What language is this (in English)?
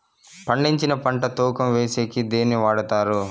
Telugu